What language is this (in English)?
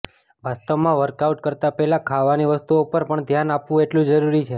Gujarati